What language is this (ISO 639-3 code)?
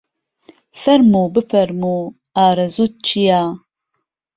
ckb